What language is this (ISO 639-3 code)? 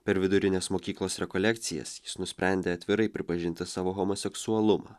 lit